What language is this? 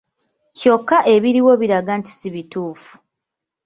Ganda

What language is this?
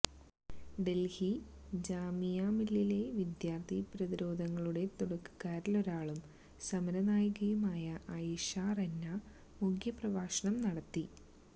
Malayalam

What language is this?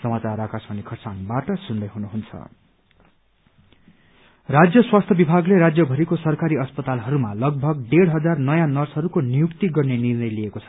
Nepali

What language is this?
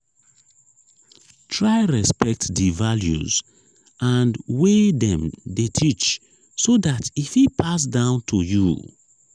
Nigerian Pidgin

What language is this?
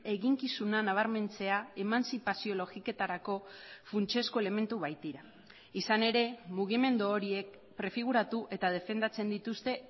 Basque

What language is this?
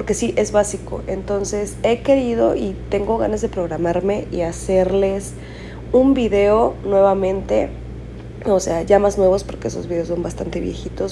Spanish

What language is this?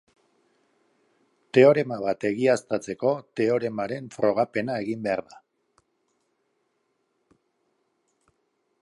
Basque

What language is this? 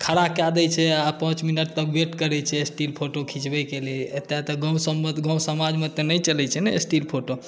Maithili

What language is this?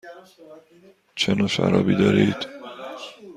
Persian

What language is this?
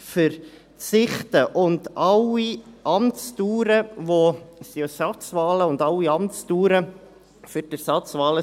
Swiss German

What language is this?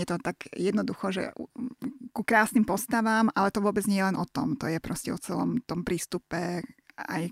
Slovak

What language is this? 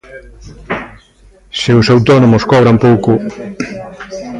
Galician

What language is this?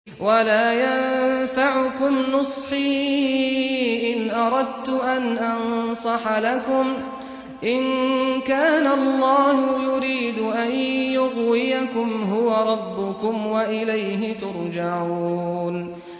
Arabic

